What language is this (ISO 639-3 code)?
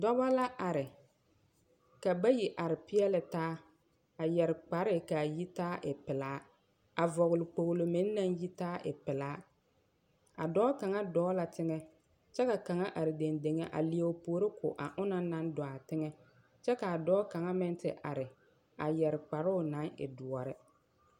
dga